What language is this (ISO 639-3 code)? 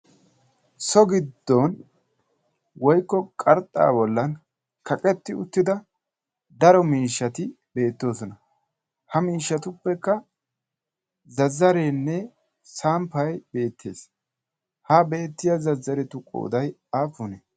wal